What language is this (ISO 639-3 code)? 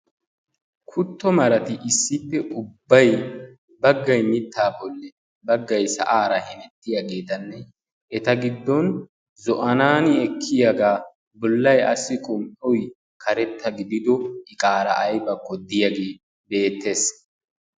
wal